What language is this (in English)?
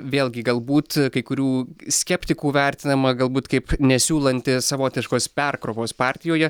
Lithuanian